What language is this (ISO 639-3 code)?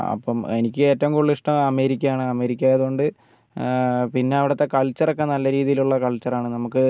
mal